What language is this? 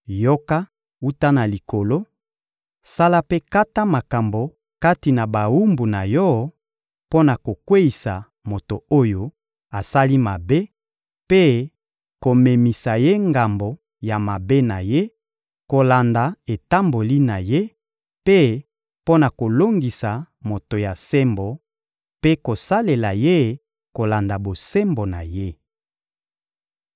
Lingala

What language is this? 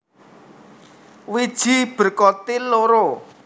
Javanese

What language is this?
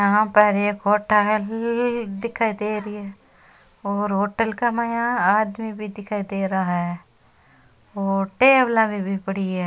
Rajasthani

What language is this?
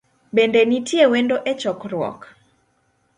Luo (Kenya and Tanzania)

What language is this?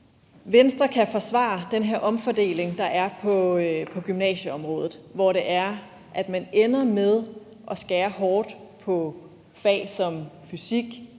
Danish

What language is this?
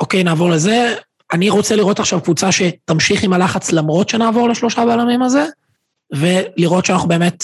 Hebrew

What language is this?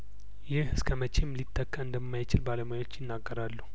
Amharic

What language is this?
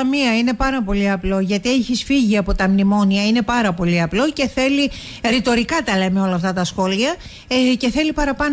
Greek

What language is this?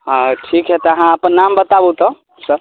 Maithili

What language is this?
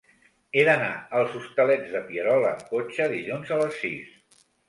Catalan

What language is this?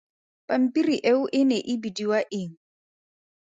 Tswana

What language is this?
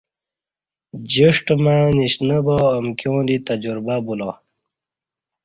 Kati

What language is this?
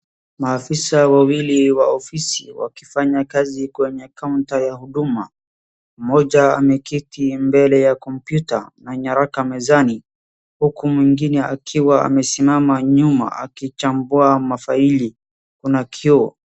Swahili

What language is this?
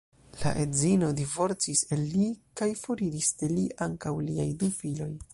Esperanto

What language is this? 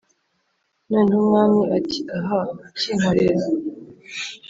Kinyarwanda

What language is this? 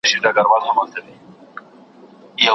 Pashto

